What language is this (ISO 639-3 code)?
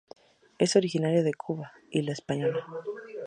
spa